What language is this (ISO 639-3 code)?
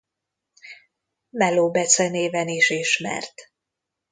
hun